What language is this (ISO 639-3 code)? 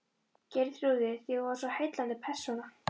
isl